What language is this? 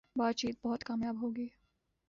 Urdu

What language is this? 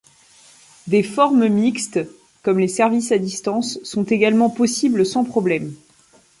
French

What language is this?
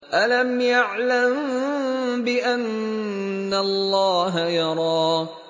Arabic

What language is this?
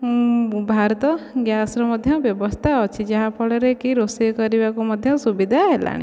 Odia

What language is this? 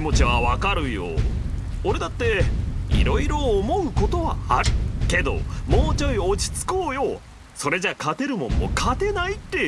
Japanese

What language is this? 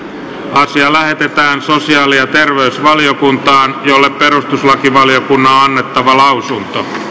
Finnish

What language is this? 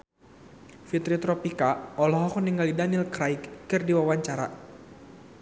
Sundanese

